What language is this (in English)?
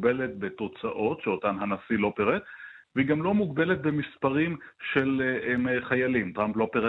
Hebrew